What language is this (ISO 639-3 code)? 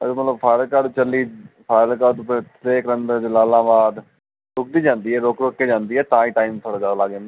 pan